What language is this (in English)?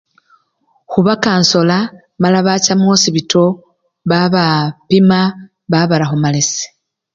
Luyia